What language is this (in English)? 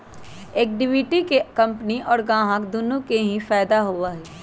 Magahi